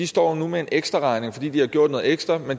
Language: Danish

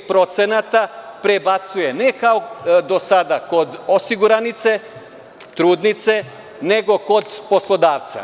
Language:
Serbian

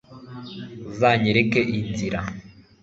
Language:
Kinyarwanda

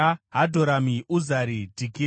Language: Shona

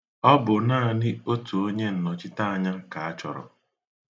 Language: Igbo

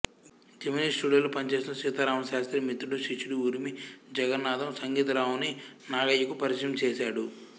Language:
Telugu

